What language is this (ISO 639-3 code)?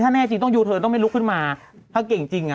tha